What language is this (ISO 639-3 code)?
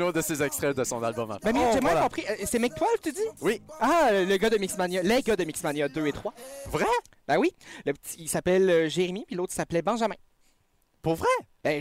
fra